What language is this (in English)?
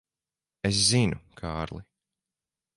Latvian